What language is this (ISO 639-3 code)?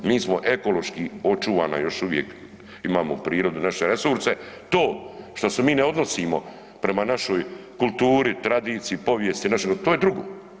hrv